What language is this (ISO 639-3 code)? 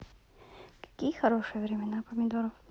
rus